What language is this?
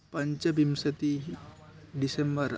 Sanskrit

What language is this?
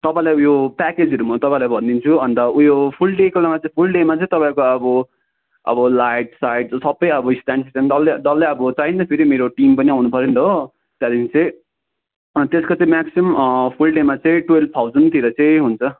Nepali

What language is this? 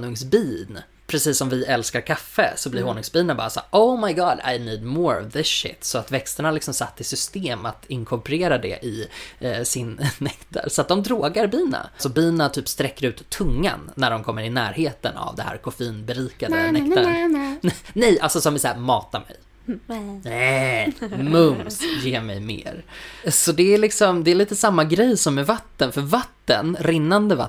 Swedish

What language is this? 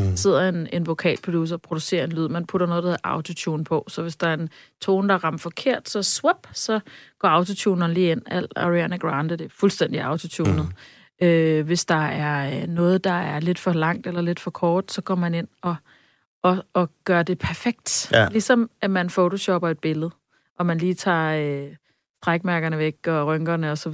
Danish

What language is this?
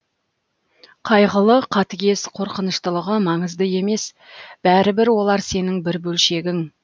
Kazakh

